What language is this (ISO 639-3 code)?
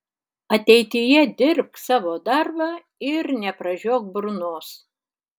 lit